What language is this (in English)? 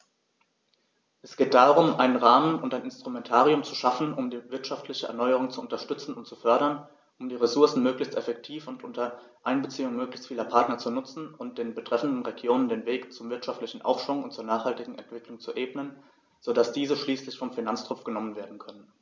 German